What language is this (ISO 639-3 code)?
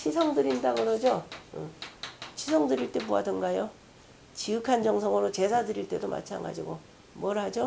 kor